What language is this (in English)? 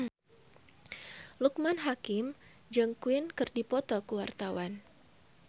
Sundanese